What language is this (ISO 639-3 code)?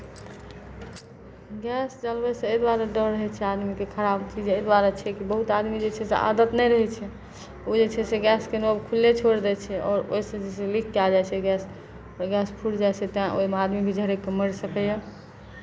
mai